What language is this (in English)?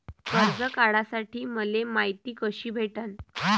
Marathi